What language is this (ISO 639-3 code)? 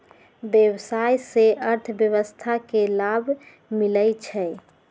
mag